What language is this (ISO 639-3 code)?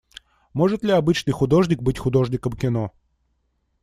rus